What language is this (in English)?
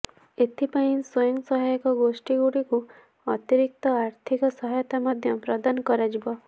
Odia